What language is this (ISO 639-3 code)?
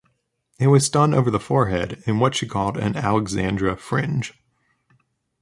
eng